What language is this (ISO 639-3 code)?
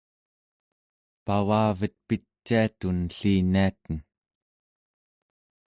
esu